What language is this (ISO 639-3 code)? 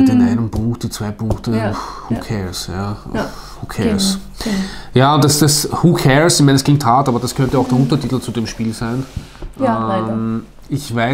deu